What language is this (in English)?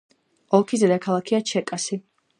Georgian